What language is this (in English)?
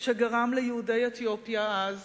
Hebrew